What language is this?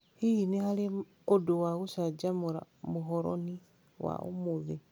Kikuyu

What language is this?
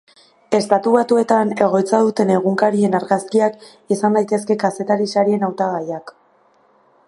Basque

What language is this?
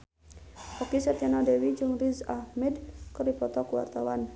Sundanese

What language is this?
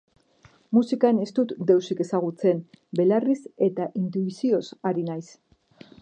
Basque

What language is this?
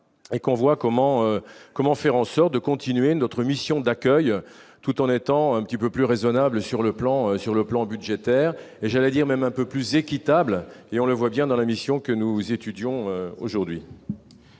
French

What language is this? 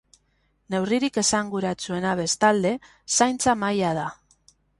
Basque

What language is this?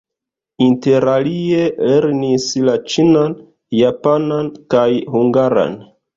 Esperanto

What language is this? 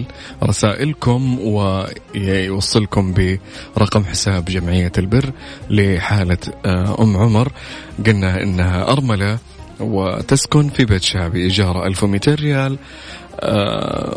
Arabic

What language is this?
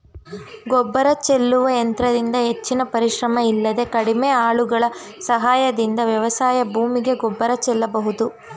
Kannada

